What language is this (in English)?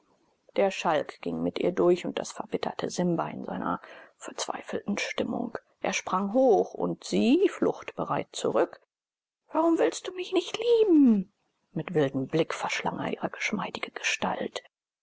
German